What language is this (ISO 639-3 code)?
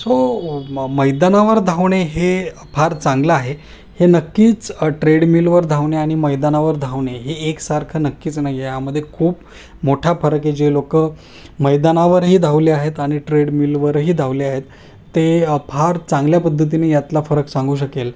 mar